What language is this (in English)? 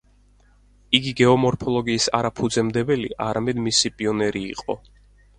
Georgian